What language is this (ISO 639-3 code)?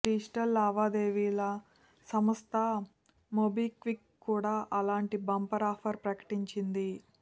tel